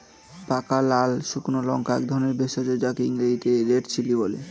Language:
Bangla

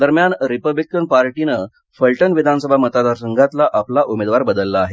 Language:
Marathi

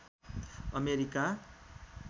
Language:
Nepali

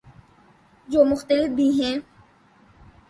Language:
Urdu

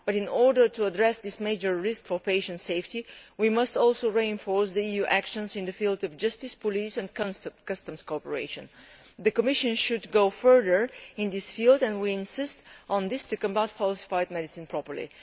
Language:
English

